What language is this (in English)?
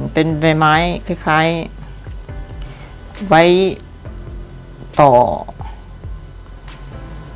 Thai